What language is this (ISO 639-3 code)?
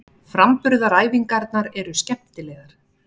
isl